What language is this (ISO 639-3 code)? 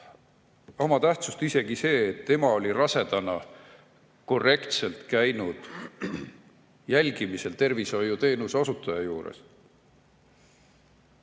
est